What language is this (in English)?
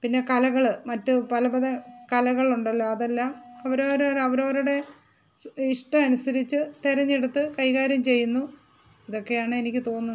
Malayalam